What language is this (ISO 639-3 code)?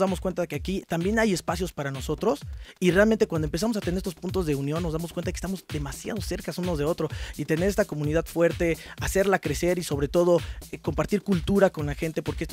spa